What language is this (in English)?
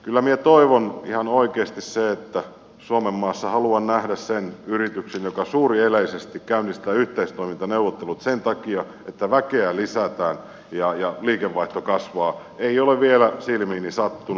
Finnish